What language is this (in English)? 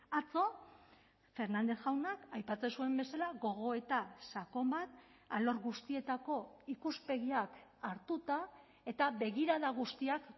Basque